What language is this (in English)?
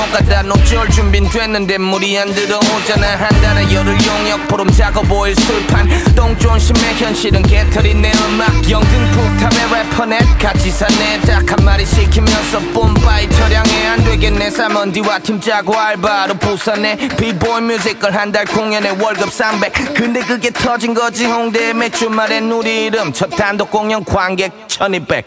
Korean